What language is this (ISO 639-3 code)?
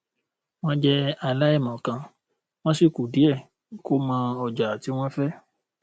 yor